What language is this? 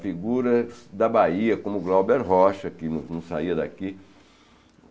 Portuguese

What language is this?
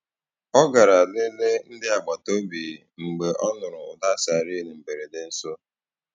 Igbo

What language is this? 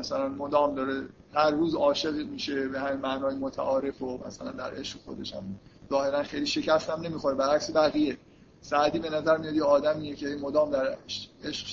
Persian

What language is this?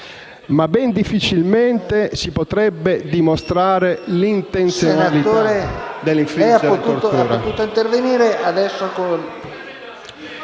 Italian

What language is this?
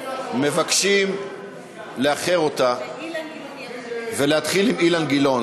Hebrew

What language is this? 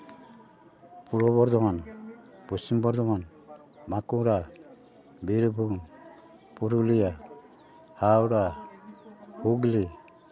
Santali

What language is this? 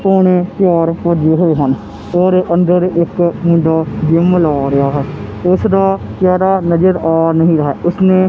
Punjabi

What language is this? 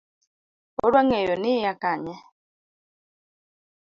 Luo (Kenya and Tanzania)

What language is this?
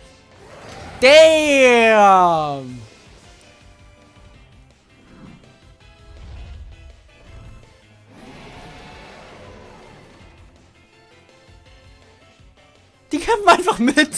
German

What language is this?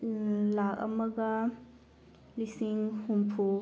Manipuri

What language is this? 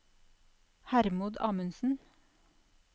Norwegian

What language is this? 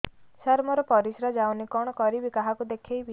Odia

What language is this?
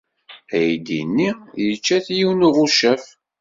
Kabyle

